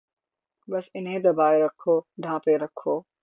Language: Urdu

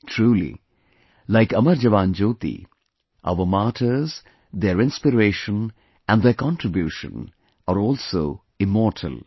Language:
English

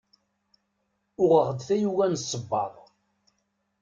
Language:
Kabyle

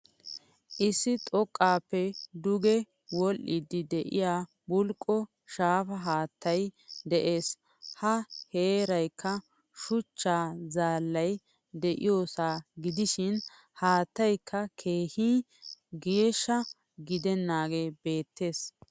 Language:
Wolaytta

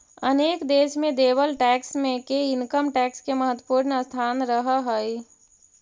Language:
Magahi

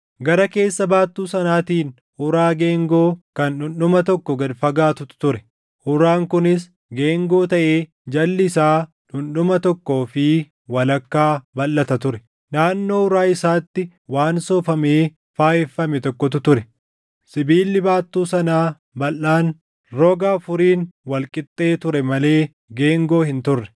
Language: Oromo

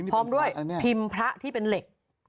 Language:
Thai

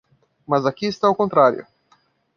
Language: Portuguese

